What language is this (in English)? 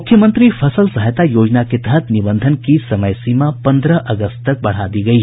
Hindi